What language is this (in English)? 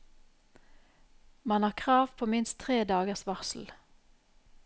Norwegian